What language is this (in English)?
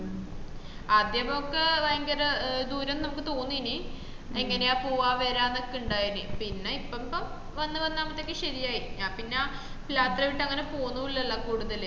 Malayalam